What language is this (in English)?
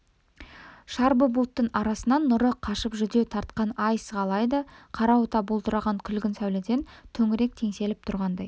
Kazakh